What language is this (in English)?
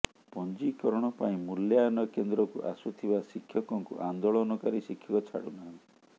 Odia